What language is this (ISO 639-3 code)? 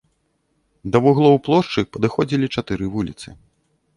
bel